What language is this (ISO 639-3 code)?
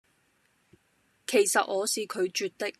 yue